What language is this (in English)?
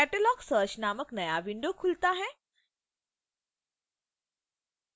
Hindi